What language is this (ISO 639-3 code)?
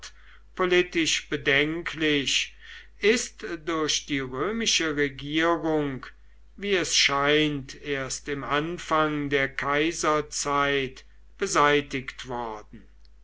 deu